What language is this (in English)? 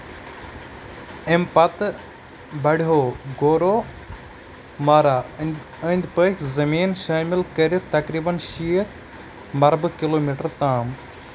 Kashmiri